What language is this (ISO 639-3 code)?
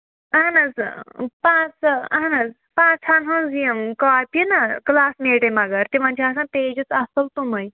kas